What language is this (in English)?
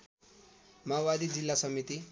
Nepali